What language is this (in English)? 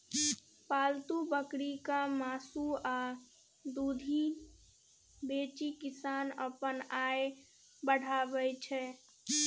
Maithili